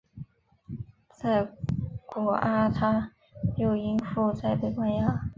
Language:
Chinese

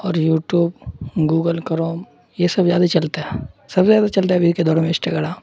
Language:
Urdu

